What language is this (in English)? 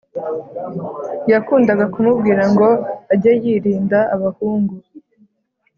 Kinyarwanda